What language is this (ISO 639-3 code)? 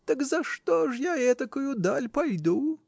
rus